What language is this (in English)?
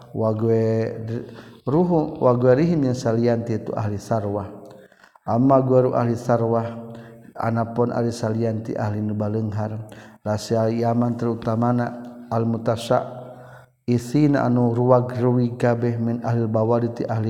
Malay